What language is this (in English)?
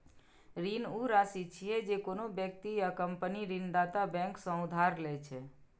Maithili